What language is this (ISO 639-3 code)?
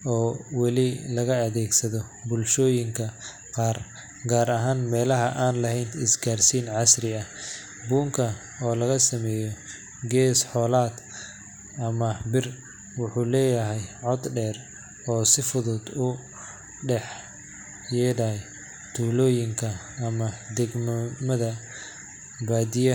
som